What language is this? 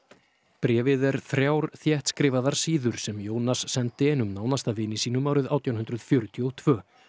Icelandic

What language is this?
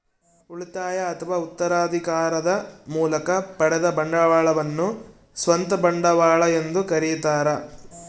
Kannada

